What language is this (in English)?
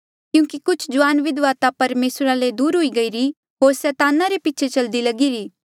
Mandeali